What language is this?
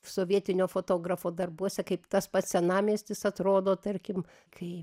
Lithuanian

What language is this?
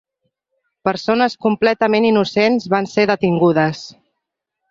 Catalan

